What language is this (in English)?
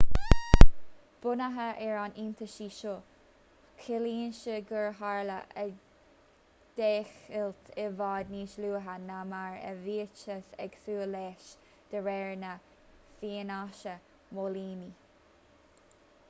Irish